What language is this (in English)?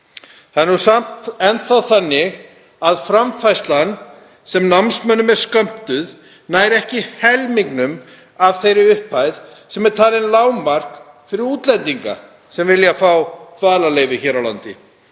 Icelandic